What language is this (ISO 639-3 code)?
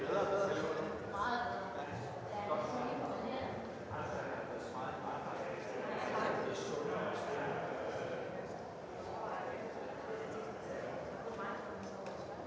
dan